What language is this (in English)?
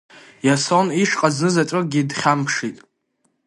Abkhazian